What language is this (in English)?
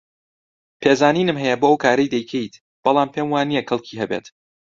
Central Kurdish